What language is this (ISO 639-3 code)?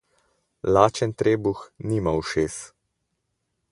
slv